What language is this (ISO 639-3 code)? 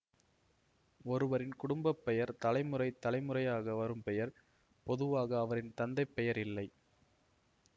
tam